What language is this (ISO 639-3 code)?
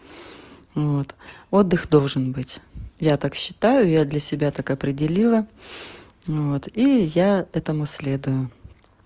rus